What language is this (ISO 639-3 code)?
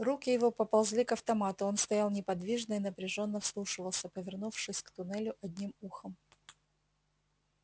rus